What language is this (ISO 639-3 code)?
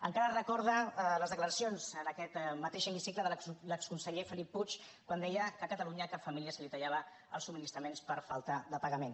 cat